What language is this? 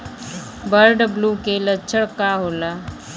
Bhojpuri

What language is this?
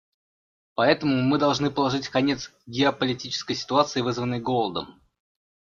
Russian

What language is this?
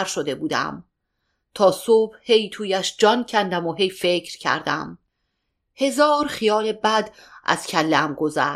Persian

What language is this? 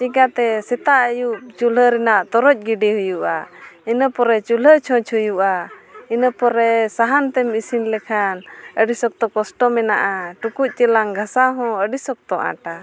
Santali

